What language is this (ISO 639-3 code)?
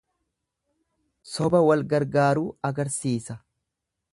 orm